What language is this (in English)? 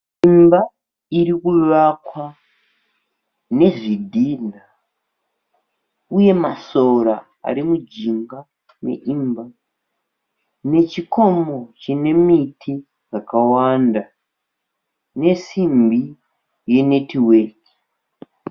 Shona